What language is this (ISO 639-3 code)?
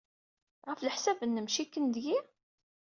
kab